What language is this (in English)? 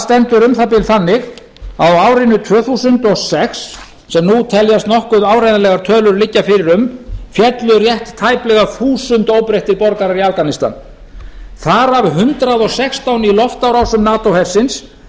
Icelandic